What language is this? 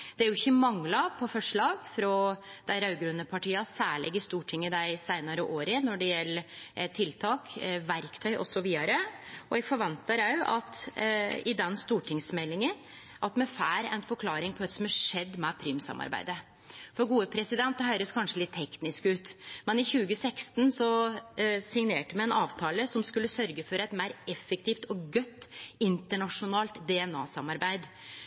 Norwegian Nynorsk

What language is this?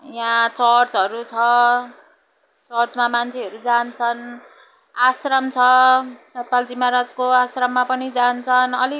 Nepali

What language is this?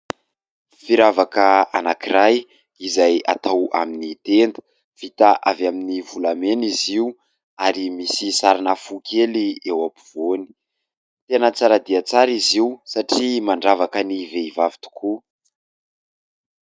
Malagasy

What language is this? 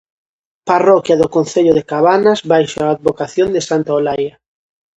Galician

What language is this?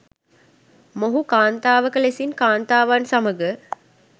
Sinhala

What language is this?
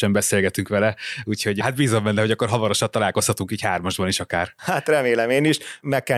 Hungarian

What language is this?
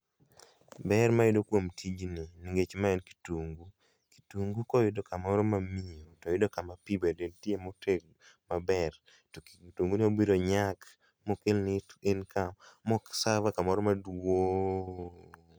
Luo (Kenya and Tanzania)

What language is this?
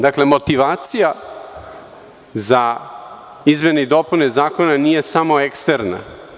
Serbian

